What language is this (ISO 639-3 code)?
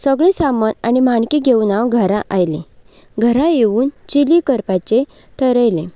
kok